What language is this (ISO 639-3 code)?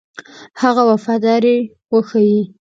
pus